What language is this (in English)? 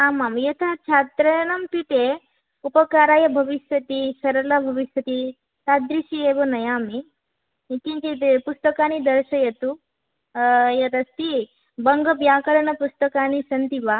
Sanskrit